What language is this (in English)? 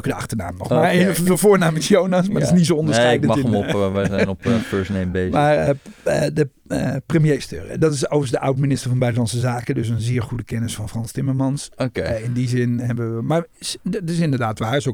Dutch